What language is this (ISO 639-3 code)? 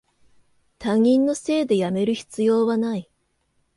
jpn